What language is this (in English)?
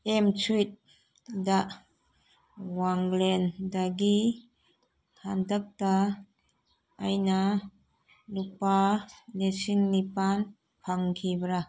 Manipuri